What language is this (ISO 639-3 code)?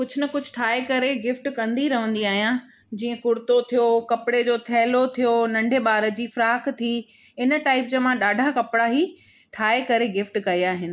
snd